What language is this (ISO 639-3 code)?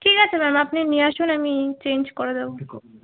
ben